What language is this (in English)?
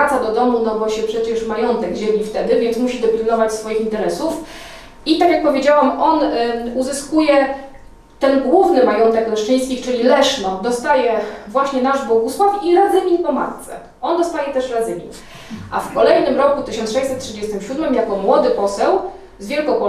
Polish